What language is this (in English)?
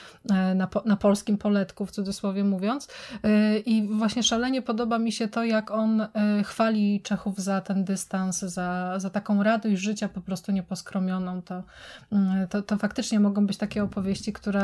Polish